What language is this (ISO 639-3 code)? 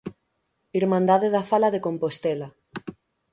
glg